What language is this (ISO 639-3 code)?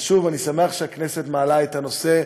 heb